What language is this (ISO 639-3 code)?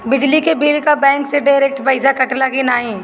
bho